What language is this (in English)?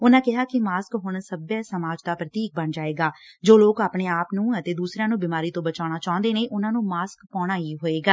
Punjabi